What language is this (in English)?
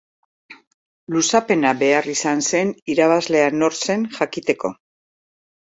Basque